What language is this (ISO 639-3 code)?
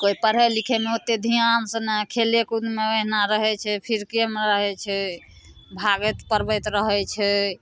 mai